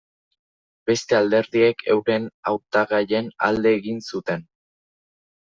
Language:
Basque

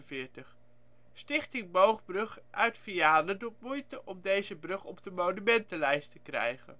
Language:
Dutch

